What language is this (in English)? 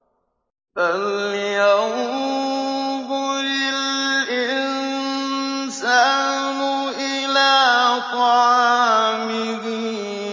Arabic